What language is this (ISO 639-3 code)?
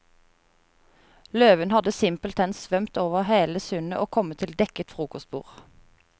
nor